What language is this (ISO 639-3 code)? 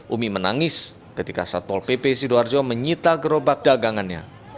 ind